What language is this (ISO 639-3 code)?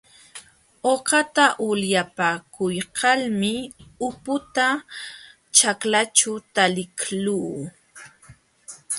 qxw